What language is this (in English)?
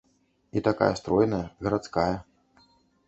Belarusian